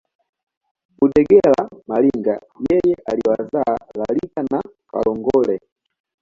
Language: Swahili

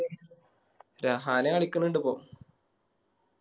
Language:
Malayalam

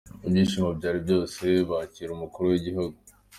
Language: Kinyarwanda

